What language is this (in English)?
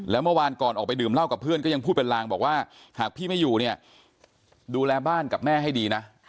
Thai